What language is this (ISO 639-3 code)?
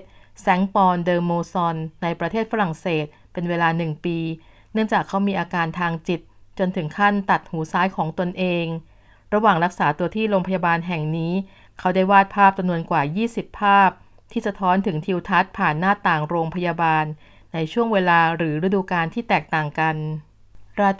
tha